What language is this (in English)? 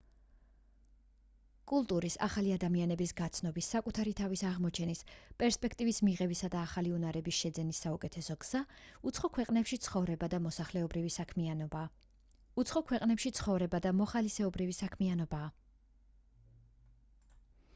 Georgian